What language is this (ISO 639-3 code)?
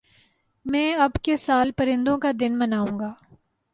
urd